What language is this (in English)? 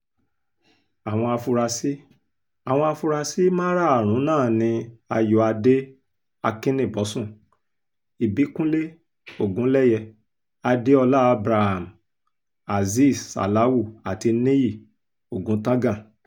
Yoruba